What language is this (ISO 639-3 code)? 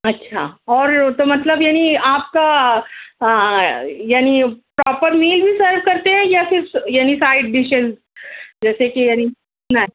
urd